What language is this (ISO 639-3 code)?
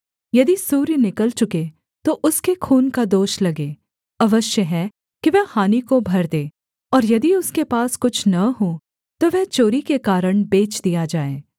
hin